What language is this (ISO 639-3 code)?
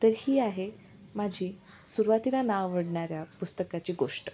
mar